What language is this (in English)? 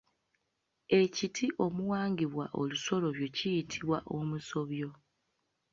Ganda